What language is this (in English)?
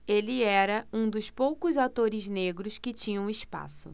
Portuguese